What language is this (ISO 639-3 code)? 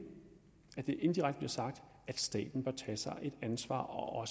dan